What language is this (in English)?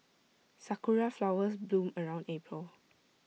English